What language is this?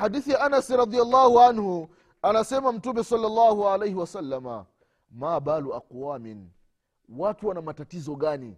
Swahili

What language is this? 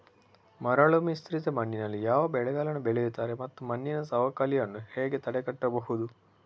Kannada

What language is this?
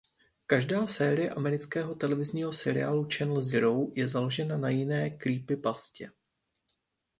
Czech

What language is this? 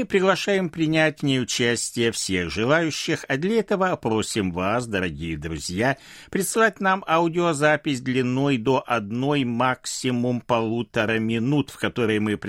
Russian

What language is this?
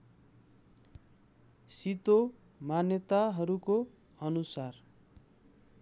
Nepali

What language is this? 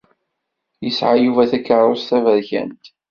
Kabyle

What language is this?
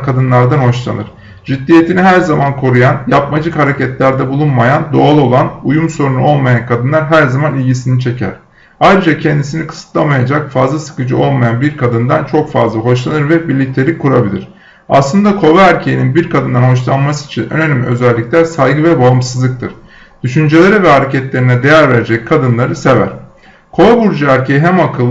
Turkish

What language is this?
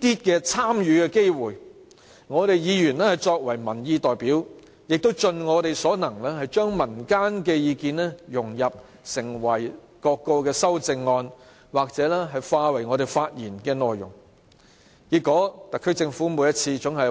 Cantonese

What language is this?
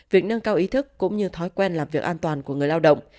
Vietnamese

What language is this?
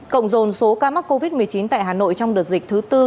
Vietnamese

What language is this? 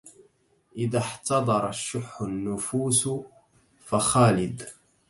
Arabic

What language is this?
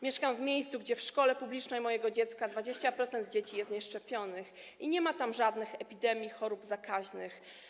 Polish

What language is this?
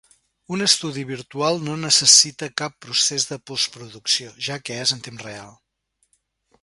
Catalan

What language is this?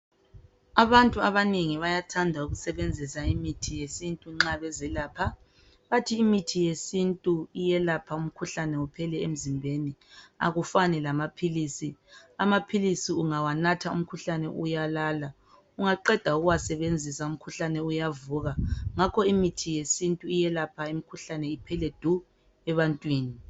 North Ndebele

